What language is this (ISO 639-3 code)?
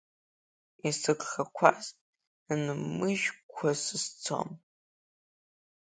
abk